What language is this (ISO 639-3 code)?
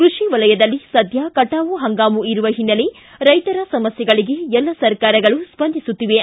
kan